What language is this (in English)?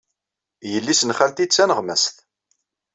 Kabyle